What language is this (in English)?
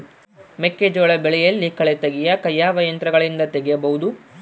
Kannada